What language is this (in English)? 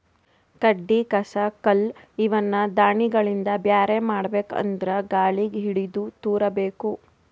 Kannada